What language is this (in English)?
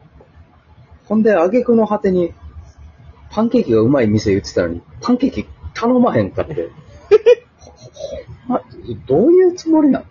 Japanese